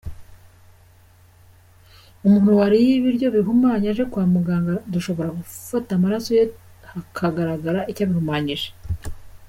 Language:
Kinyarwanda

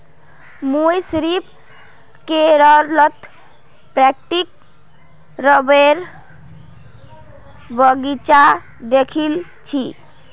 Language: Magahi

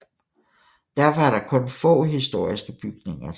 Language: Danish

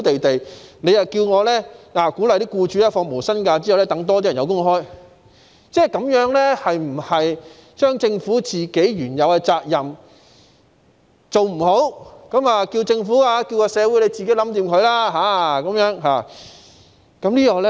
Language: Cantonese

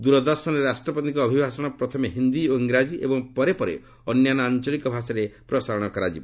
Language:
Odia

